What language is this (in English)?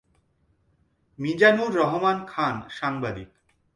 Bangla